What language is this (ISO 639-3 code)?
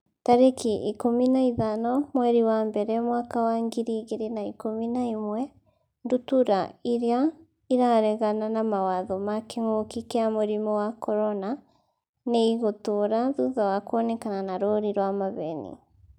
kik